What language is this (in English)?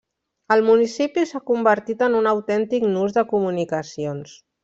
Catalan